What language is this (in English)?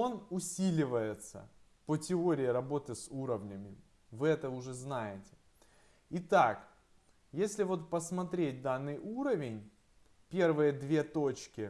Russian